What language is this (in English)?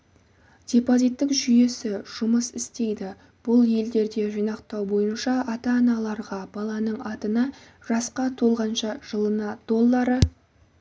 Kazakh